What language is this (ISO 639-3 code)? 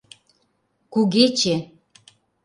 chm